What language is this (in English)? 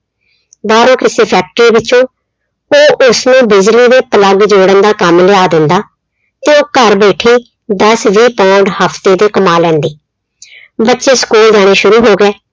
Punjabi